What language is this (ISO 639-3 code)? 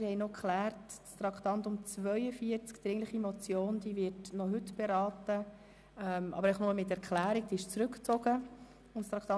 gsw